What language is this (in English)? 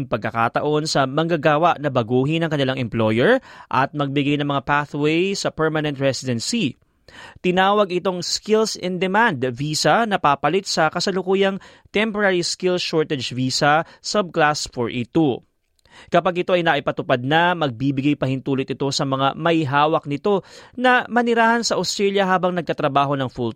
Filipino